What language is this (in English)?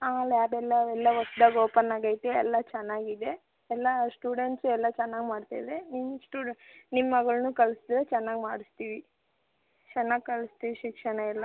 Kannada